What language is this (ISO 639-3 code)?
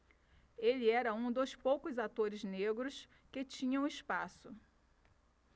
por